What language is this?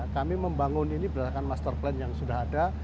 Indonesian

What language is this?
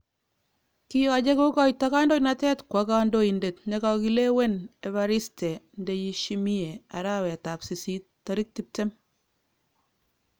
Kalenjin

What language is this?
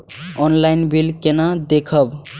Maithili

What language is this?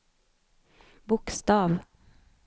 Swedish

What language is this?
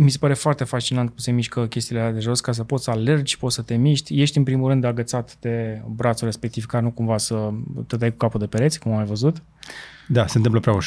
Romanian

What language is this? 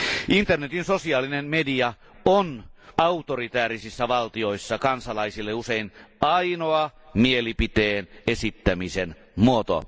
Finnish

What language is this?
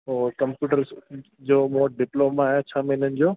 Sindhi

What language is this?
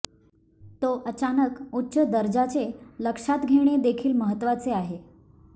Marathi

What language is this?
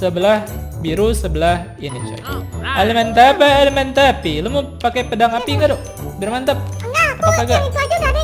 Indonesian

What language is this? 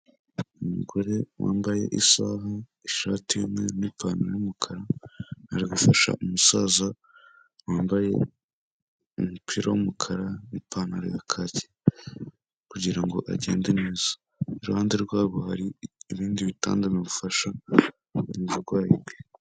Kinyarwanda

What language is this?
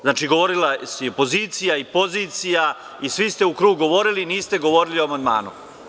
Serbian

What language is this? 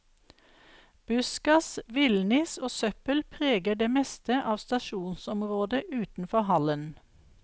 Norwegian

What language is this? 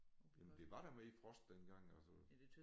Danish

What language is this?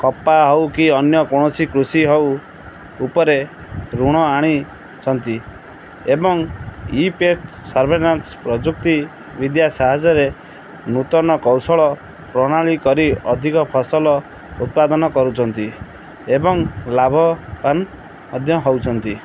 Odia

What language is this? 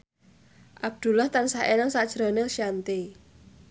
Javanese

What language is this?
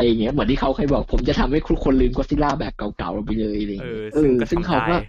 Thai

